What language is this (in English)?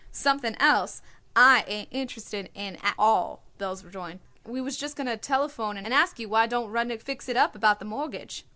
English